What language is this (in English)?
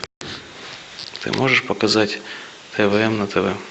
Russian